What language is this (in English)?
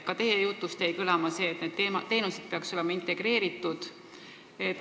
Estonian